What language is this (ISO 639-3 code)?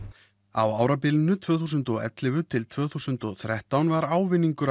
isl